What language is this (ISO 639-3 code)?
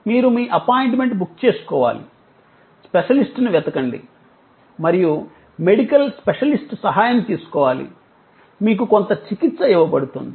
tel